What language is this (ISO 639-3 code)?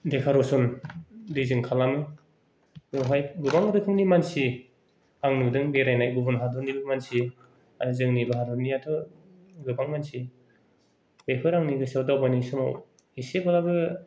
brx